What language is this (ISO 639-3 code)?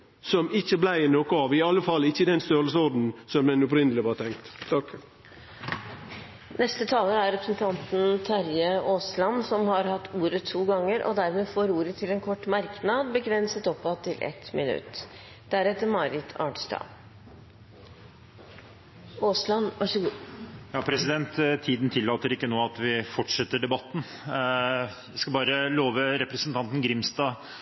nor